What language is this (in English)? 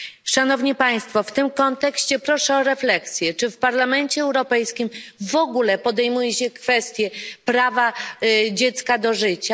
Polish